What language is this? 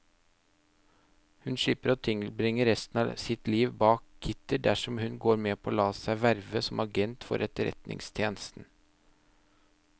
Norwegian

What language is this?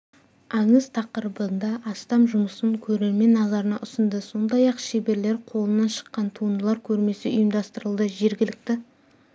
Kazakh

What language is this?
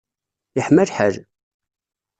Kabyle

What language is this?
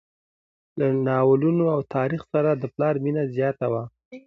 Pashto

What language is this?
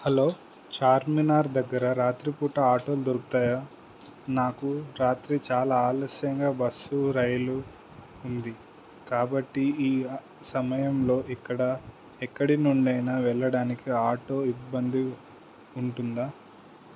Telugu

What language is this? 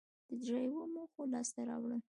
Pashto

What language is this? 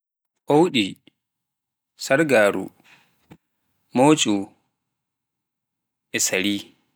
Pular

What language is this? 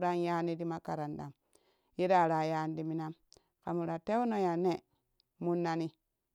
Kushi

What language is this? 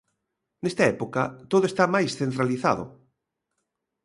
Galician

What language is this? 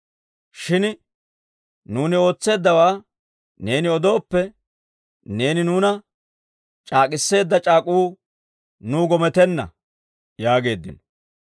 Dawro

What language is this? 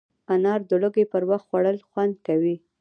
Pashto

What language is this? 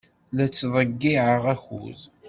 Kabyle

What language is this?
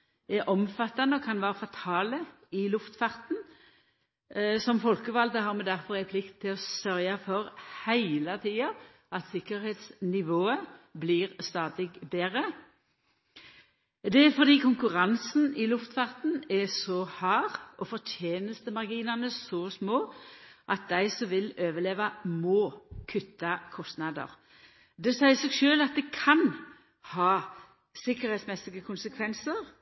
Norwegian Nynorsk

